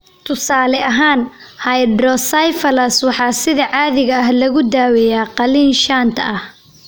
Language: Somali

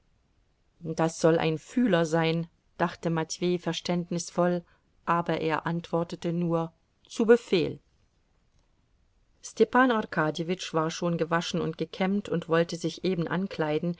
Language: German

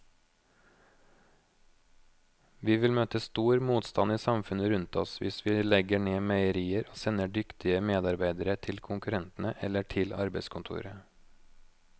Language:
Norwegian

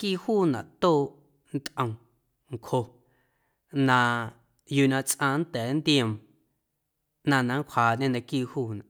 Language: Guerrero Amuzgo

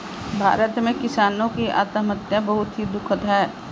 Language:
Hindi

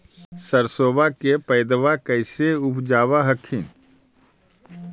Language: Magahi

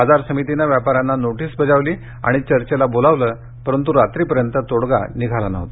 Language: Marathi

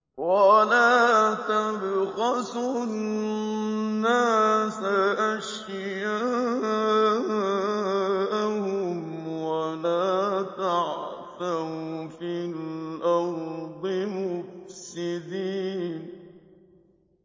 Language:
Arabic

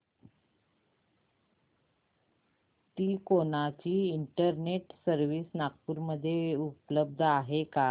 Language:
Marathi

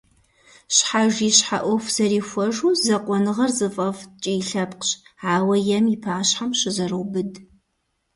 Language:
Kabardian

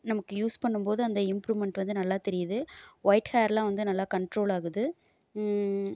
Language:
Tamil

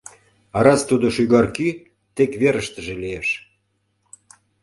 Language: Mari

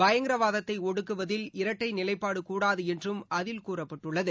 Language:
Tamil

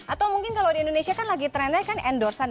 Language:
Indonesian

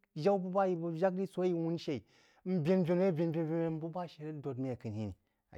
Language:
Jiba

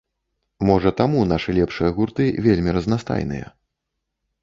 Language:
Belarusian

